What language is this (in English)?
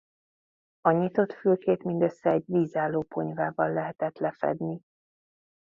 Hungarian